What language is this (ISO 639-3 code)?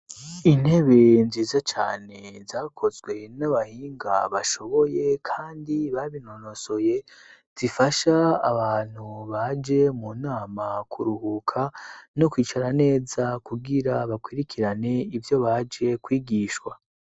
run